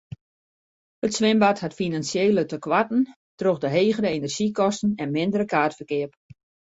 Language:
Western Frisian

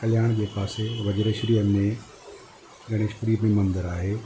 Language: Sindhi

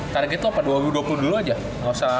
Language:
Indonesian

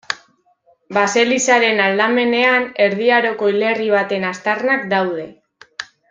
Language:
Basque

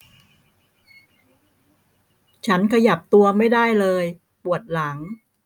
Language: Thai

